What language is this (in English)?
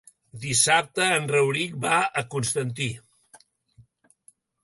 Catalan